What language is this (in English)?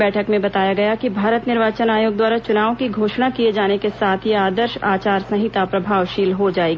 Hindi